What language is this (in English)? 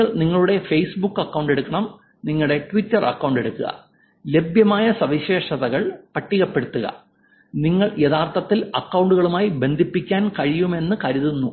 Malayalam